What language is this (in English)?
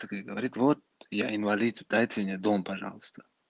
Russian